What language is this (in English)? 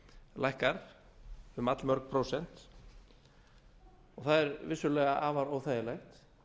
Icelandic